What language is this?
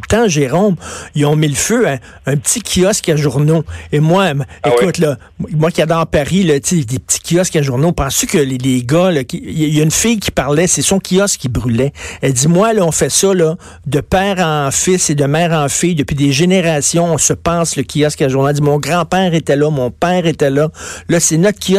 French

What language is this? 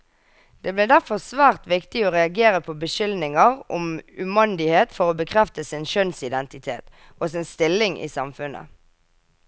Norwegian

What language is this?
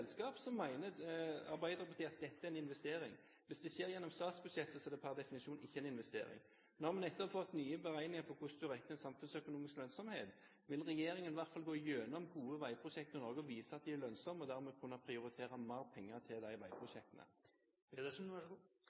Norwegian Bokmål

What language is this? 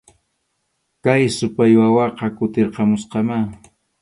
Arequipa-La Unión Quechua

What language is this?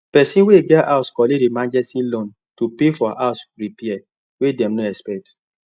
Nigerian Pidgin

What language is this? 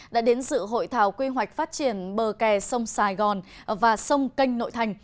Vietnamese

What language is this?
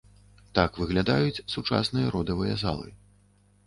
Belarusian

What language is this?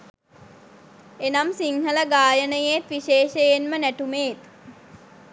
Sinhala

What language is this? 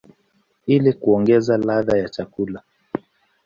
Swahili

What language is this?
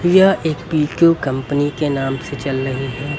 Hindi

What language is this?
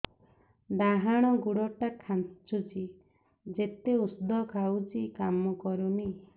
Odia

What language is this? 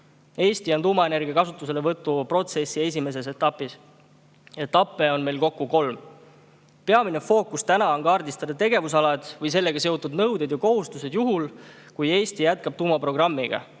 Estonian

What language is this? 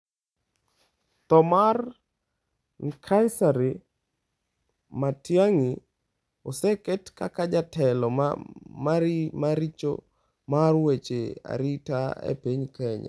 Luo (Kenya and Tanzania)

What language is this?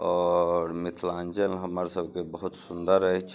Maithili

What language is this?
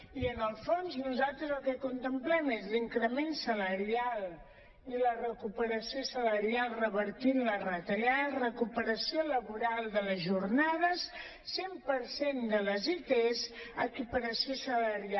Catalan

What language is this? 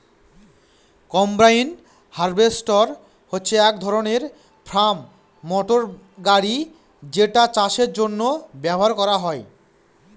Bangla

